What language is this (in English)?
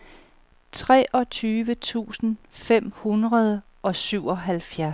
Danish